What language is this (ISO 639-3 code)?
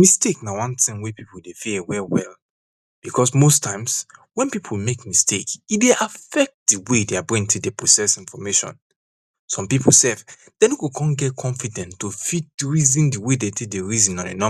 pcm